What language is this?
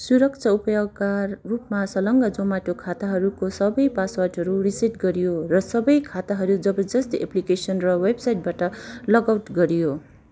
Nepali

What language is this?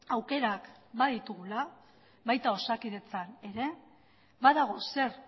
Basque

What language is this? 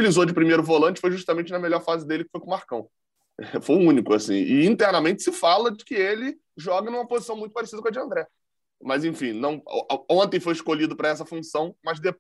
Portuguese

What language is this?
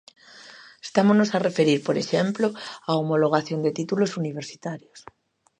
Galician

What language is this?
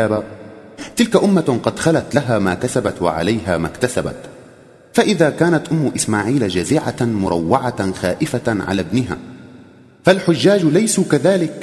Arabic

